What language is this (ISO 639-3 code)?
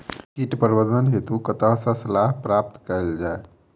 mai